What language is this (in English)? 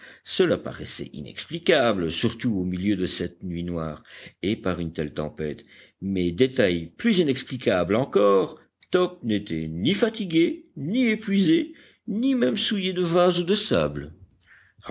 French